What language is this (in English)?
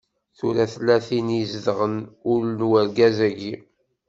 Kabyle